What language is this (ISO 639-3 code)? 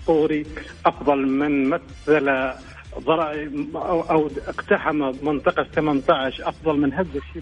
ara